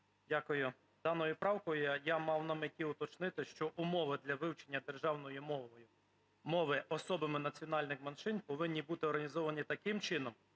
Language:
Ukrainian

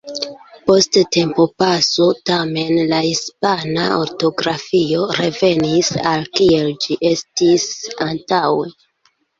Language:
Esperanto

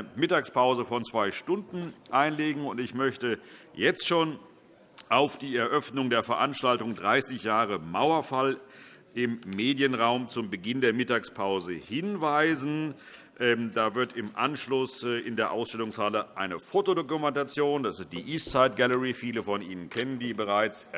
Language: German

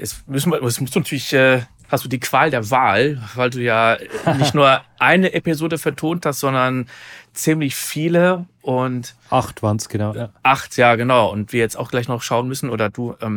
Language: German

